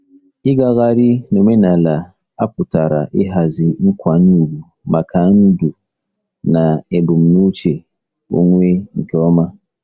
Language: Igbo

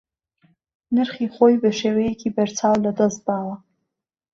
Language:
Central Kurdish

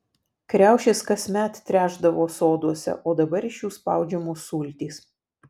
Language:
Lithuanian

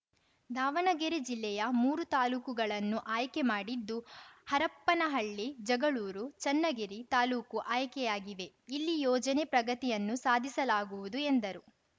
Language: Kannada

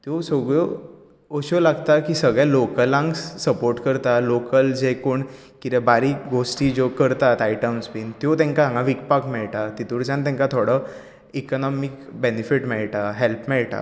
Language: Konkani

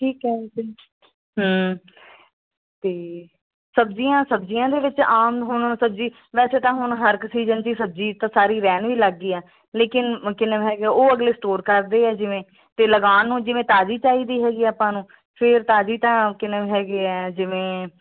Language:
Punjabi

